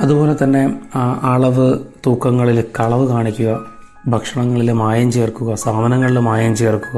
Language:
Malayalam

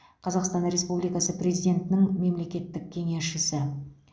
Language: Kazakh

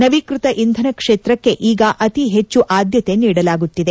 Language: Kannada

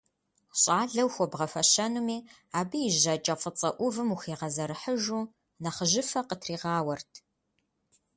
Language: Kabardian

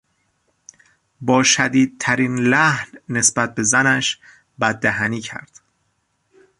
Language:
Persian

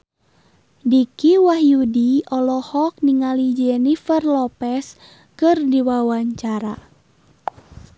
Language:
Sundanese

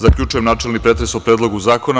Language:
Serbian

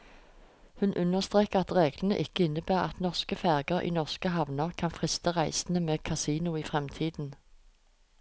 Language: Norwegian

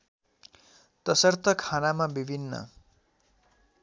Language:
Nepali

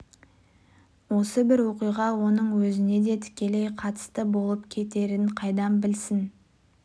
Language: Kazakh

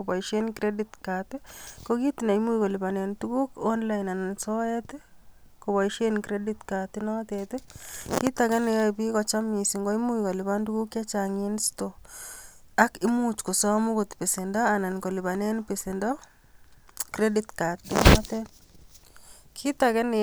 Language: Kalenjin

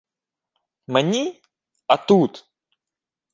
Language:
Ukrainian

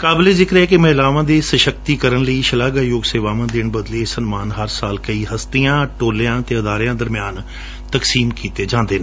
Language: Punjabi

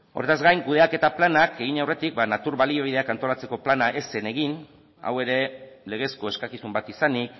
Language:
Basque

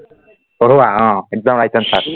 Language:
Assamese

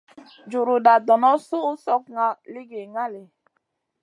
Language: Masana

